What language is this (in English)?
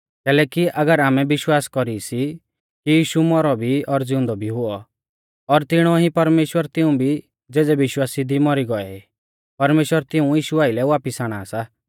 Mahasu Pahari